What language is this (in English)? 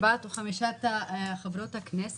Hebrew